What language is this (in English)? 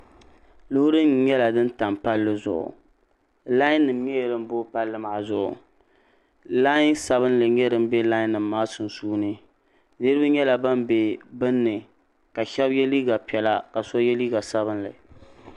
Dagbani